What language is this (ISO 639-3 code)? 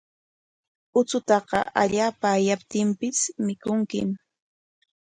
qwa